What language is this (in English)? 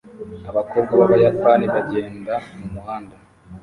Kinyarwanda